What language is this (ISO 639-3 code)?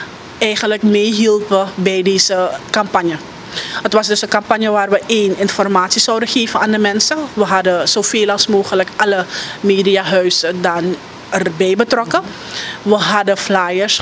nld